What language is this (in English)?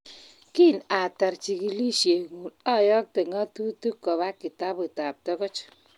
Kalenjin